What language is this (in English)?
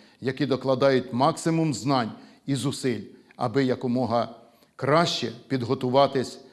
Ukrainian